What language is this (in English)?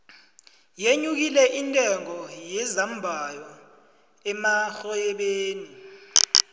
South Ndebele